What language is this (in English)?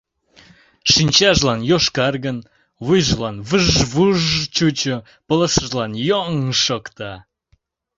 Mari